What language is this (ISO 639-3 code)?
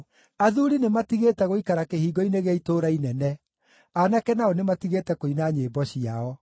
kik